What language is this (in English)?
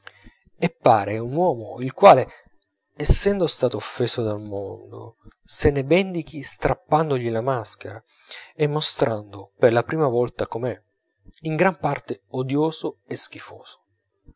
Italian